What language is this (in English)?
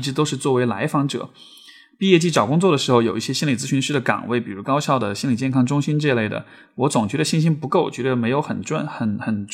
Chinese